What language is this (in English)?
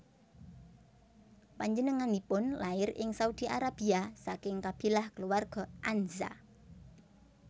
Javanese